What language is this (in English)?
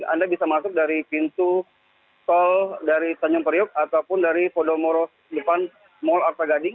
Indonesian